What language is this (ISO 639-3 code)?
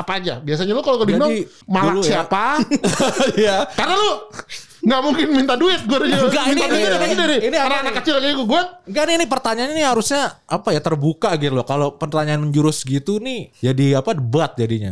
ind